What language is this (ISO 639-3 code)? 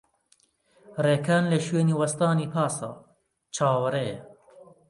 ckb